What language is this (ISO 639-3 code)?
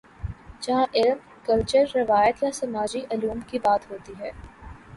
urd